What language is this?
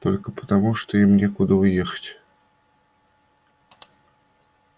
Russian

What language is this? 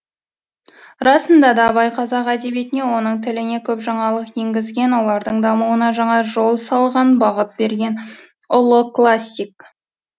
Kazakh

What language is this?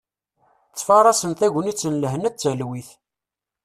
Kabyle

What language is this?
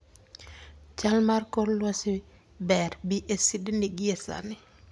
Luo (Kenya and Tanzania)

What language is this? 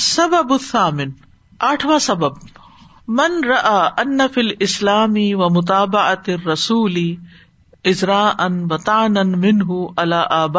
Urdu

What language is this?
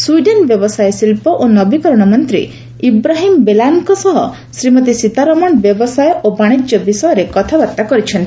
Odia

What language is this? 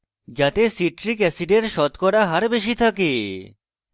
Bangla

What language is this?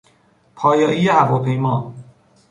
Persian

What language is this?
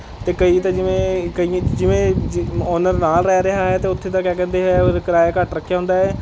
Punjabi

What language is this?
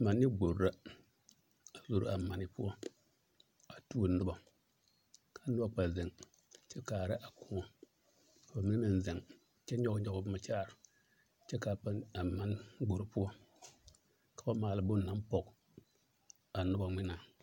Southern Dagaare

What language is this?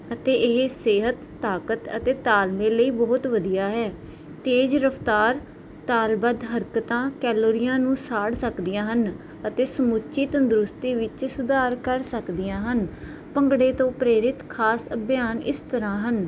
Punjabi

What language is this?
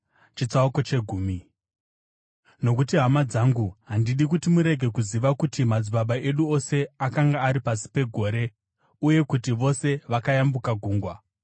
Shona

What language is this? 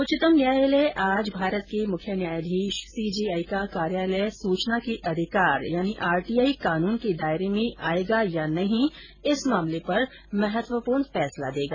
Hindi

